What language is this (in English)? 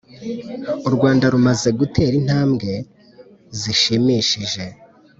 Kinyarwanda